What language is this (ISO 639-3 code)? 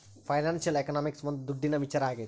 kan